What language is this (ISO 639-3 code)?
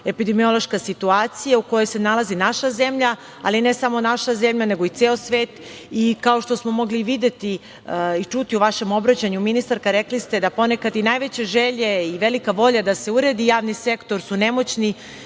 srp